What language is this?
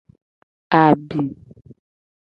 Gen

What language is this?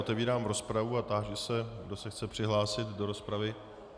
Czech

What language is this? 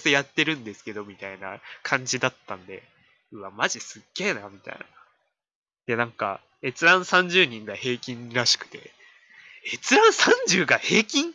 Japanese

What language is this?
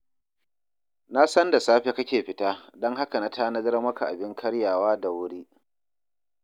Hausa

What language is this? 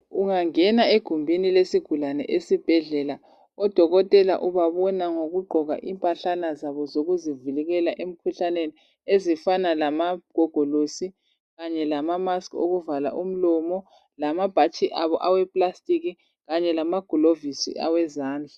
North Ndebele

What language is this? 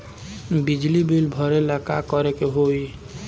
Bhojpuri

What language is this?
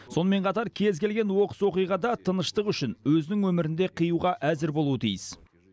Kazakh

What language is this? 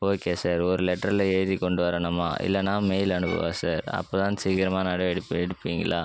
Tamil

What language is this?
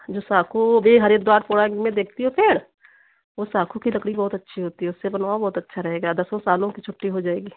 Hindi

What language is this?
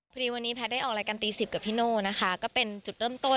Thai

